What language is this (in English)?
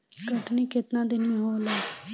Bhojpuri